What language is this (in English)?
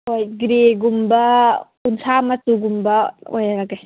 Manipuri